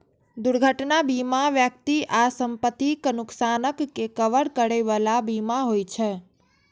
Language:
Maithili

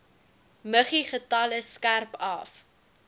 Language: Afrikaans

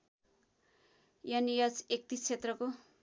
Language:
Nepali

